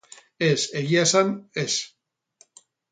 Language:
Basque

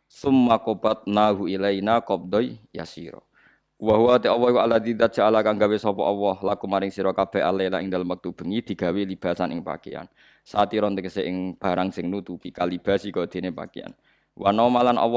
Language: Indonesian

